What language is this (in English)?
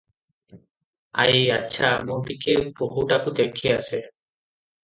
Odia